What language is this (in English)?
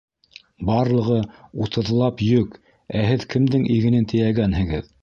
Bashkir